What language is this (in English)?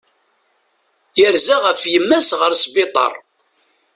Kabyle